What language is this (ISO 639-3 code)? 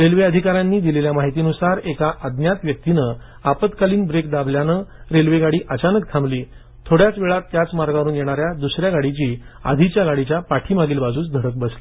mar